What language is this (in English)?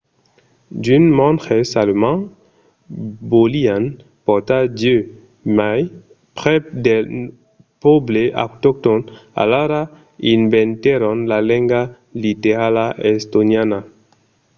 Occitan